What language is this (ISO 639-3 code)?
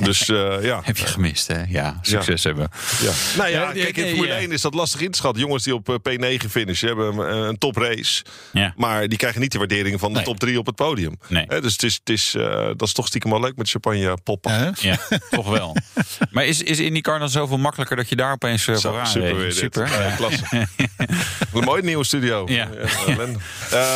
nld